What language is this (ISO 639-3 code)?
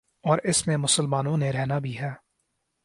urd